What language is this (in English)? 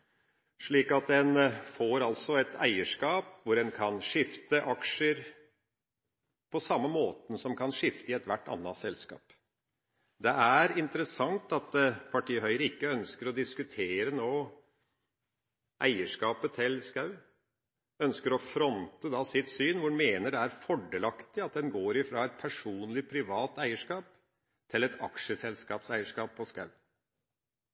Norwegian Bokmål